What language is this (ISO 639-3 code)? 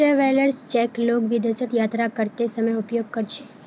mag